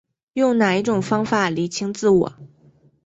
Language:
Chinese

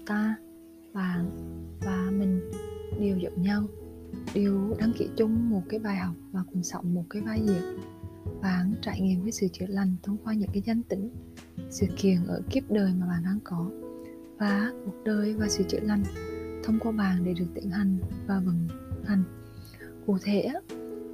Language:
Vietnamese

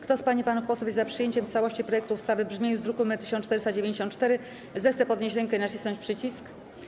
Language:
Polish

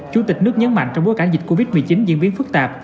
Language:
Vietnamese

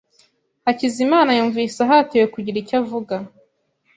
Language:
Kinyarwanda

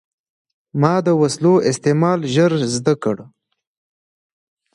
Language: Pashto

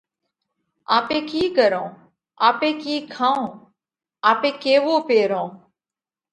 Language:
Parkari Koli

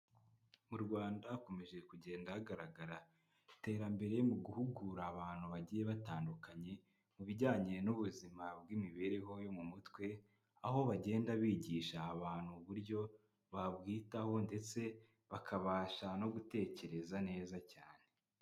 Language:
Kinyarwanda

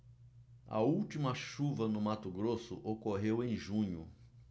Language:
Portuguese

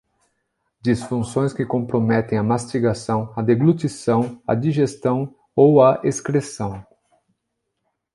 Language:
Portuguese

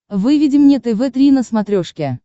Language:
Russian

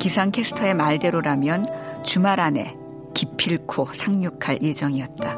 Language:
Korean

